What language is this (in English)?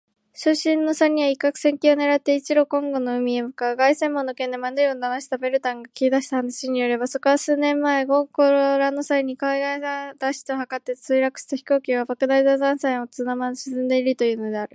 Japanese